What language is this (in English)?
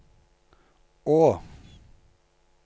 Norwegian